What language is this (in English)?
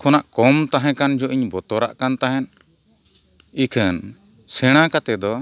Santali